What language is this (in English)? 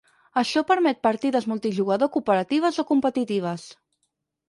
Catalan